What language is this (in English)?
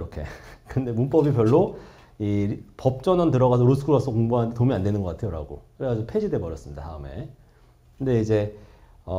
Korean